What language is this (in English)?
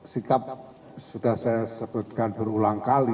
Indonesian